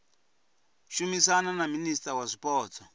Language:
Venda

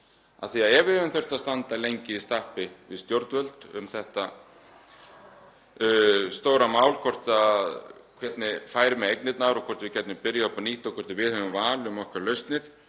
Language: Icelandic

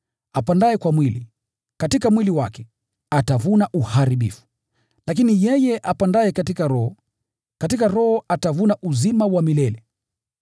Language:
Swahili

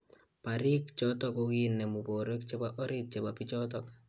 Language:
Kalenjin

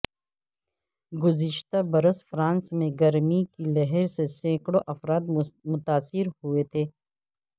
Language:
Urdu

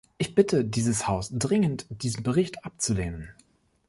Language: German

